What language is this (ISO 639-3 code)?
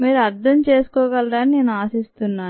tel